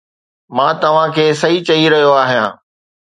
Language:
Sindhi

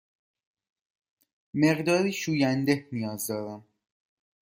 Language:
Persian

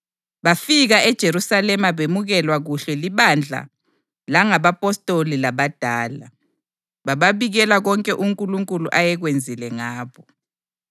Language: North Ndebele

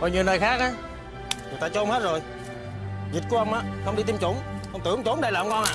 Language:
Vietnamese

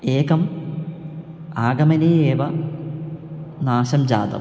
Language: Sanskrit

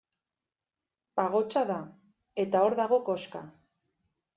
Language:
Basque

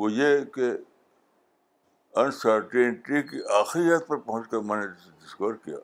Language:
Urdu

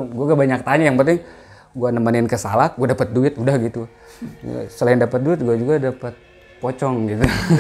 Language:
Indonesian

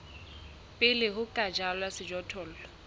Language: Southern Sotho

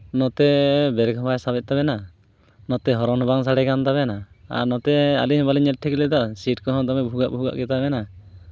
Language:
Santali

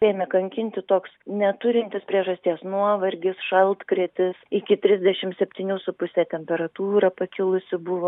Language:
Lithuanian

